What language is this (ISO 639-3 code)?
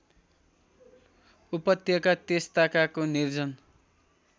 nep